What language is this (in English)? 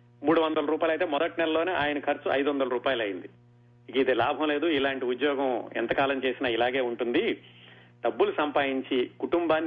Telugu